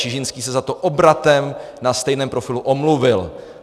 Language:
Czech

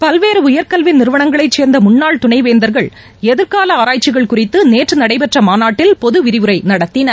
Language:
Tamil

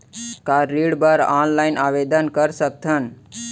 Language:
Chhattisgarhi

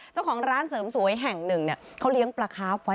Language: Thai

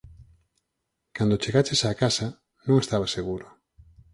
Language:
Galician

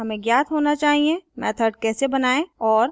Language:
Hindi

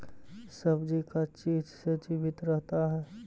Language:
Magahi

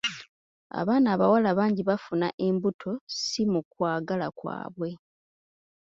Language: Ganda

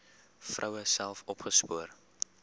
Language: Afrikaans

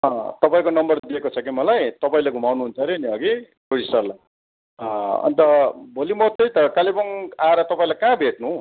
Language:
Nepali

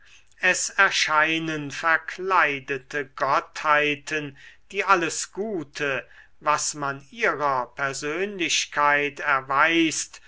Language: German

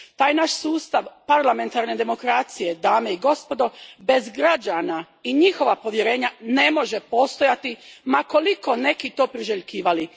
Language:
Croatian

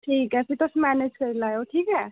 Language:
Dogri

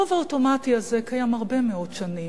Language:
Hebrew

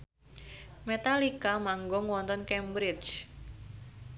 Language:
Javanese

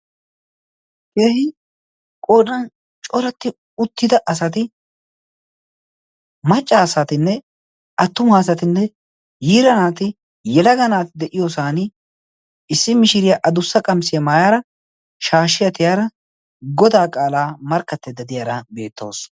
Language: Wolaytta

